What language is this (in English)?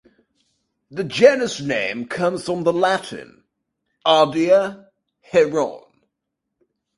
English